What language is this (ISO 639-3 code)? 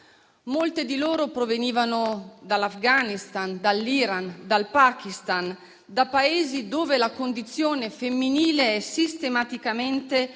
ita